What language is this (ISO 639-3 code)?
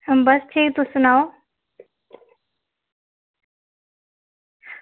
doi